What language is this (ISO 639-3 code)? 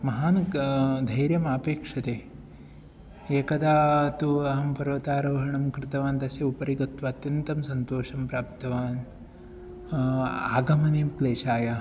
san